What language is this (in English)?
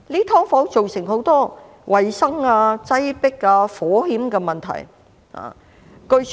Cantonese